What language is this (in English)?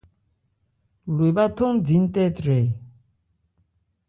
Ebrié